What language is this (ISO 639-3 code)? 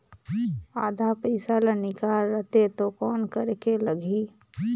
hne